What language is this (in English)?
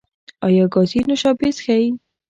Pashto